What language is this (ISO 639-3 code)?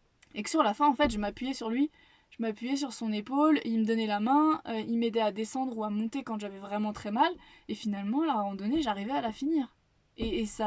fra